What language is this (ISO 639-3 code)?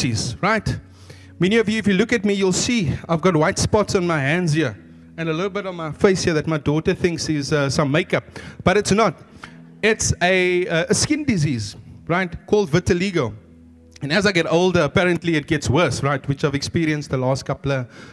eng